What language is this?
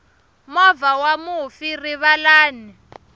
Tsonga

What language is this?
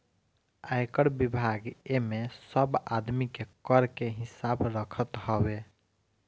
Bhojpuri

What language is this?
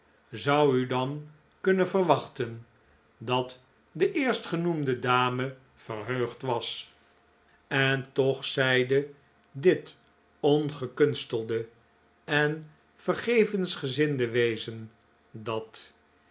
Dutch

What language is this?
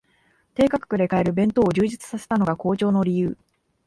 Japanese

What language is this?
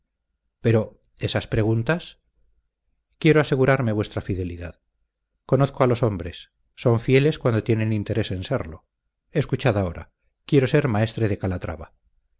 Spanish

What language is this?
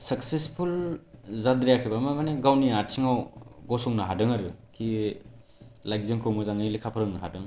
Bodo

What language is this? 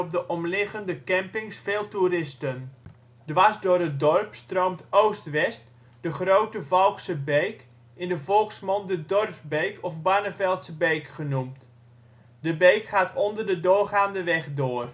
Dutch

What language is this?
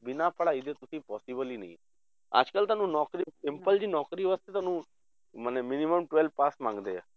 Punjabi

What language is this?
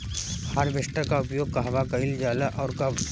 Bhojpuri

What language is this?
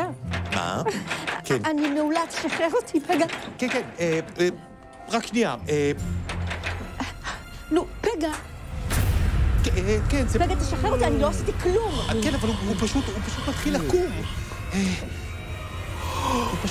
Hebrew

